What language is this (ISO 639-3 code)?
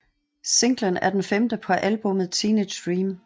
dan